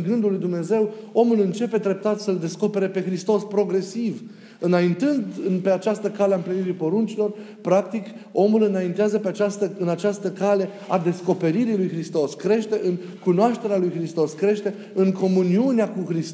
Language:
Romanian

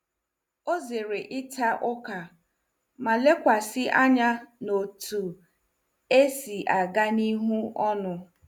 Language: Igbo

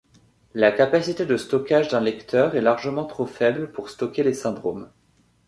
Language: French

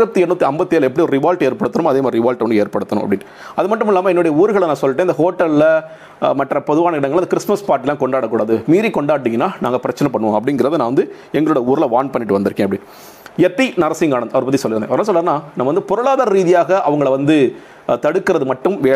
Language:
Tamil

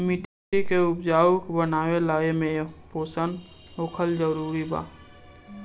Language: Bhojpuri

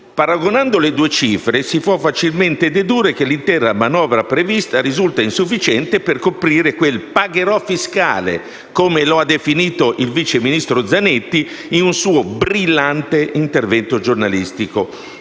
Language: Italian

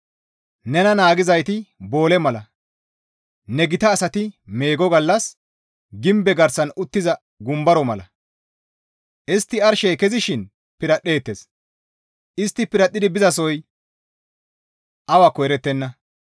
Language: Gamo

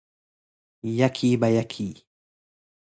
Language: Persian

